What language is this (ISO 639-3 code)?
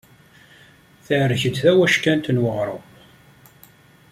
kab